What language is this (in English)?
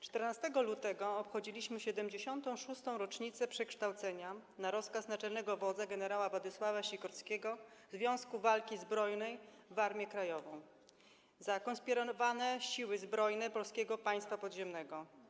Polish